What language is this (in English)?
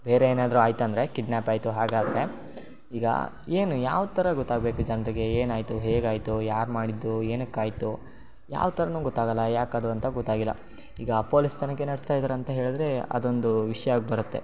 Kannada